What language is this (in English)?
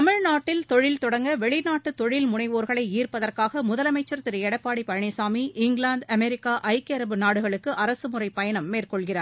Tamil